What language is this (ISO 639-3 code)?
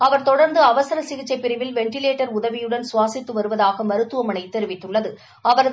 tam